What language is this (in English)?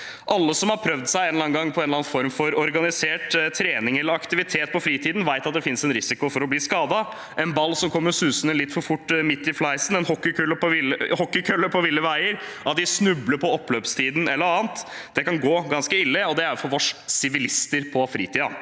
Norwegian